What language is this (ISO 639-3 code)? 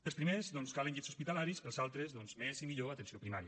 cat